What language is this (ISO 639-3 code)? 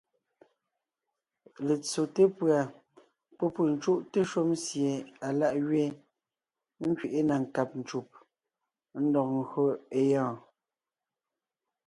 nnh